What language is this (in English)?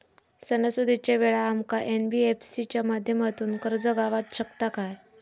Marathi